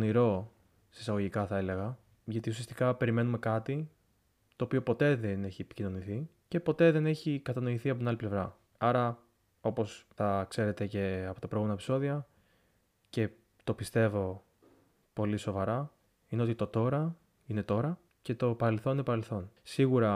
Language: Greek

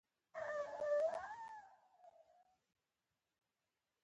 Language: Pashto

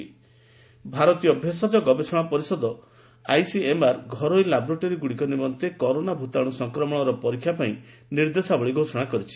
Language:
Odia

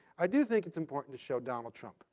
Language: English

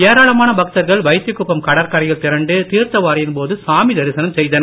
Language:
Tamil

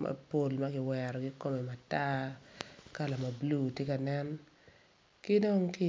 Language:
Acoli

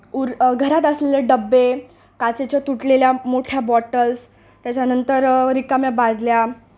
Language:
Marathi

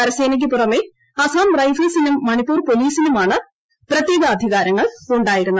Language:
Malayalam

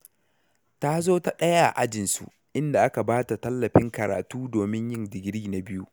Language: Hausa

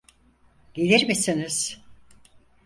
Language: Turkish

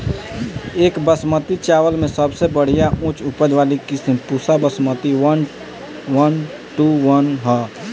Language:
Bhojpuri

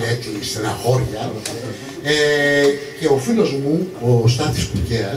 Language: Greek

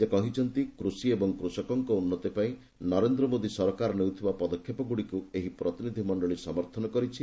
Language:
Odia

